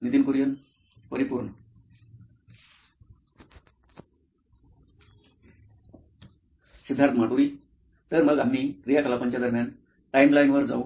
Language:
Marathi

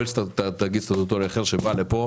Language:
Hebrew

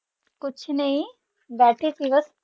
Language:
Punjabi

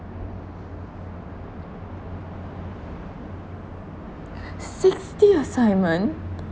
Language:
English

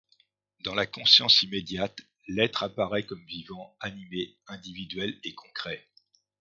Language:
French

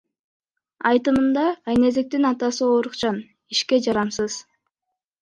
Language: Kyrgyz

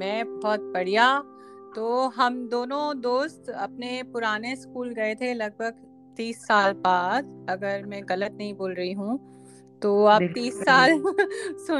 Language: Hindi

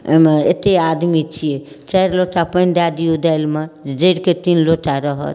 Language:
Maithili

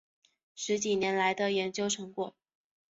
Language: Chinese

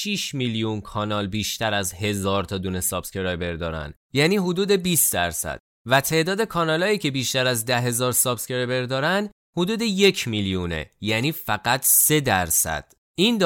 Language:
Persian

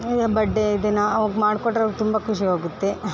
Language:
Kannada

